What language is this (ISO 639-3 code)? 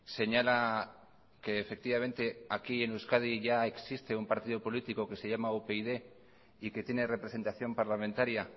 spa